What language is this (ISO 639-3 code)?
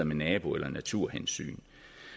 dan